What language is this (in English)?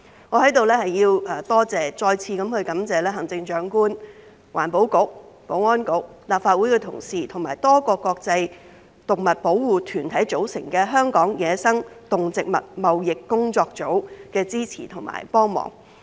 Cantonese